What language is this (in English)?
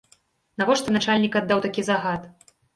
Belarusian